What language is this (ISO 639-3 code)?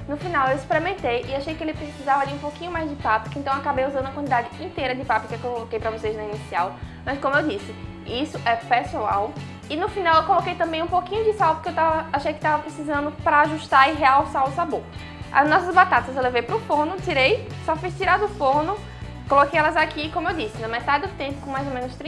por